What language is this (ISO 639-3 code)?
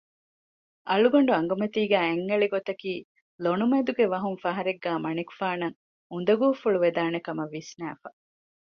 div